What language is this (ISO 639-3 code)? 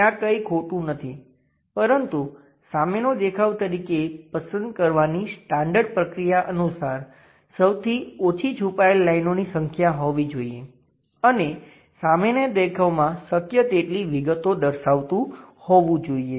guj